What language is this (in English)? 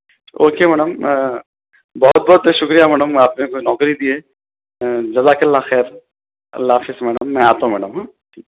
Urdu